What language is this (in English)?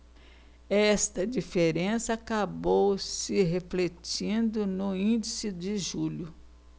Portuguese